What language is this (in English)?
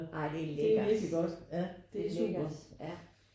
Danish